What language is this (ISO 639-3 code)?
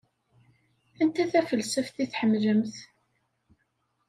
kab